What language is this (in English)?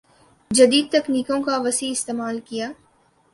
Urdu